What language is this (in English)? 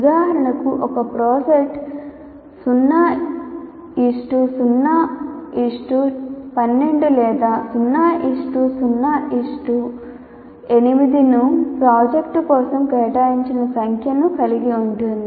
Telugu